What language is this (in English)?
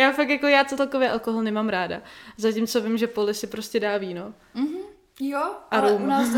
Czech